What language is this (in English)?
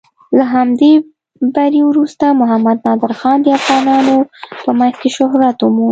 Pashto